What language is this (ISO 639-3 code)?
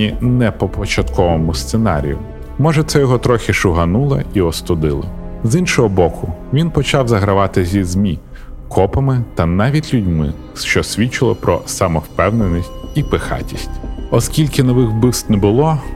ukr